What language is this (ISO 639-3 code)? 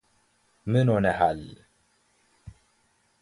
amh